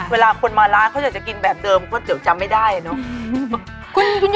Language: Thai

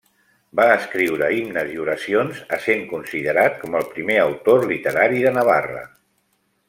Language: Catalan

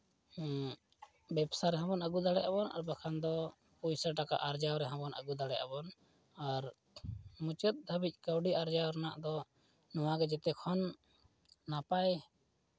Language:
Santali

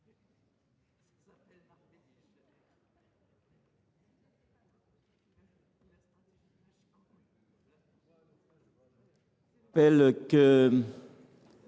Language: French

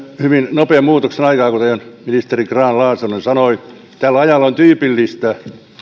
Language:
Finnish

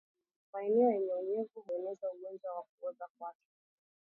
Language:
Swahili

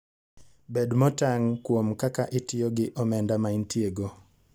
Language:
Luo (Kenya and Tanzania)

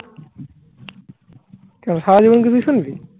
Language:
Bangla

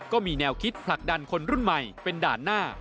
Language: Thai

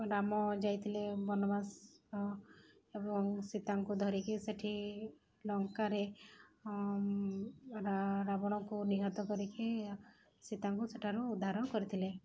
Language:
Odia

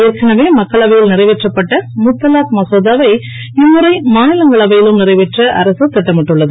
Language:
Tamil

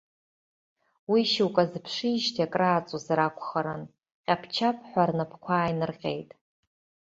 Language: Abkhazian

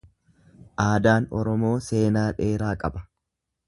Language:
Oromo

